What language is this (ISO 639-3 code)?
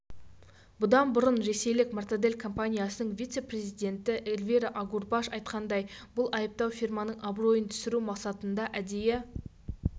kaz